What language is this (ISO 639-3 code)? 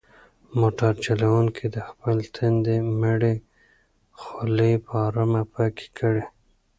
pus